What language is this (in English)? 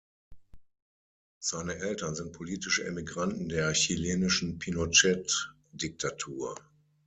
German